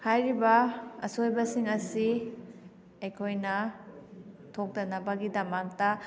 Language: Manipuri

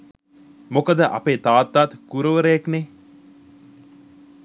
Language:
Sinhala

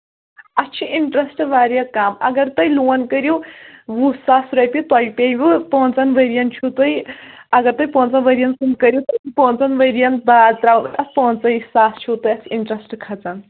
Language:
Kashmiri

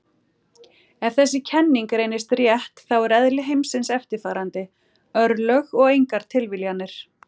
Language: Icelandic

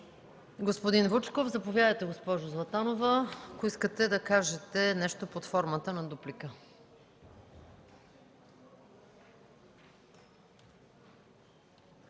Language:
Bulgarian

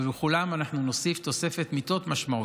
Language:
Hebrew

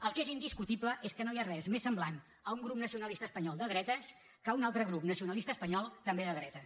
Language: Catalan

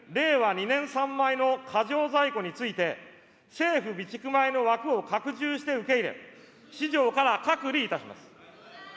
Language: Japanese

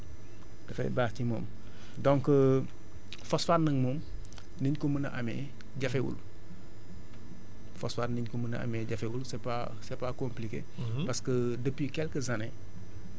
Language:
Wolof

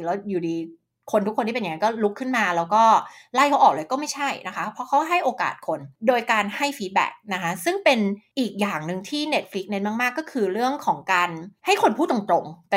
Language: Thai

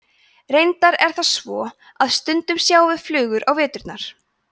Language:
Icelandic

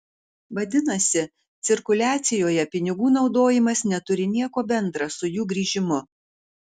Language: Lithuanian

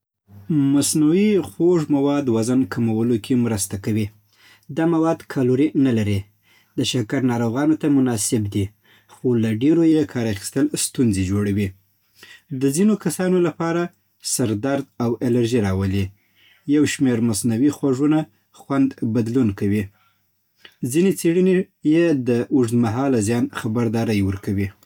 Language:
Southern Pashto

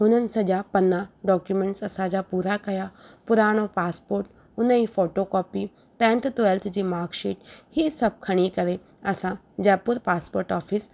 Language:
Sindhi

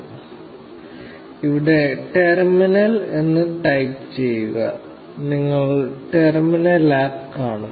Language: Malayalam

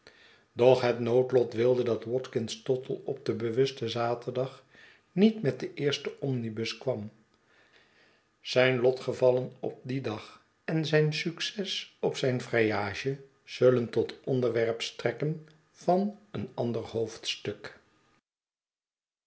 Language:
Dutch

